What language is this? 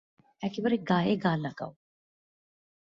Bangla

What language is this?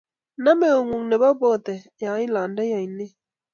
Kalenjin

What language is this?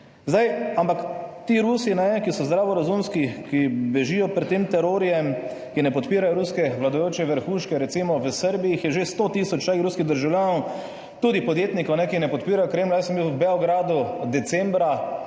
Slovenian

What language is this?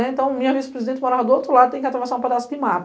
Portuguese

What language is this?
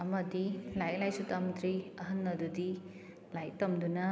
Manipuri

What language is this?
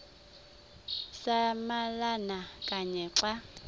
Xhosa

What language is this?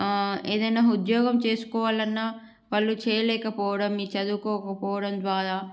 Telugu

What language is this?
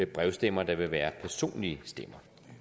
Danish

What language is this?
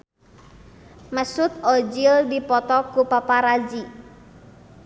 Sundanese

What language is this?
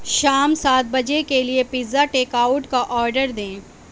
Urdu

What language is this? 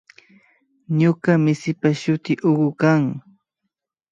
Imbabura Highland Quichua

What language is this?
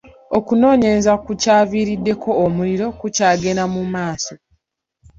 Ganda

